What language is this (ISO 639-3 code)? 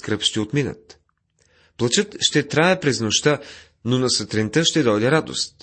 bul